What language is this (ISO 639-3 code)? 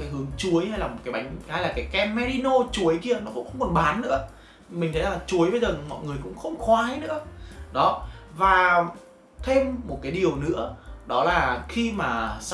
vie